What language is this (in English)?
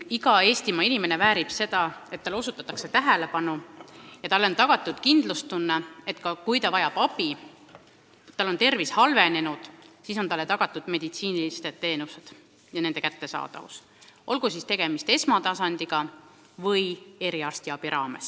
Estonian